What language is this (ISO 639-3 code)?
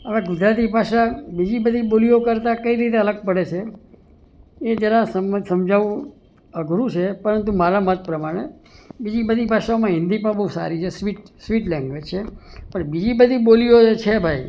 guj